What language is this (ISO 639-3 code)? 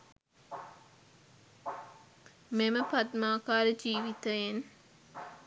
sin